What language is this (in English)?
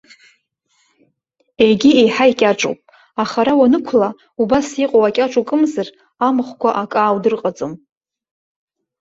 Abkhazian